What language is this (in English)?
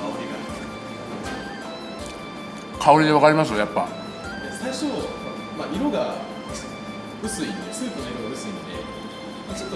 Japanese